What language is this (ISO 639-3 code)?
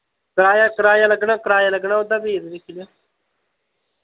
doi